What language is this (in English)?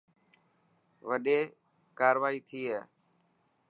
Dhatki